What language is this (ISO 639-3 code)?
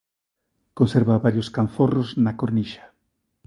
glg